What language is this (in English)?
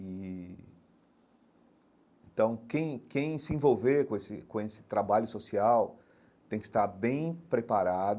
Portuguese